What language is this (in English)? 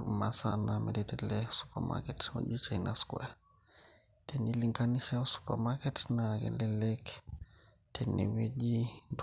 Masai